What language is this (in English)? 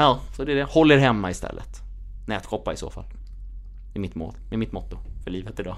Swedish